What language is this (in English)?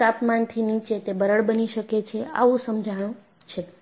Gujarati